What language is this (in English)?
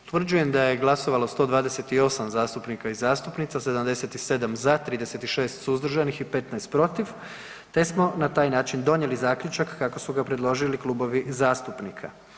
Croatian